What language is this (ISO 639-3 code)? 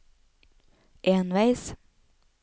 nor